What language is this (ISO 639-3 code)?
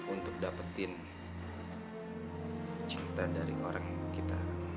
ind